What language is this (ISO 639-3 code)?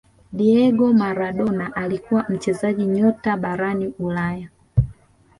swa